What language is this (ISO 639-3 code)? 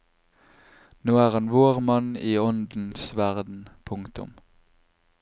nor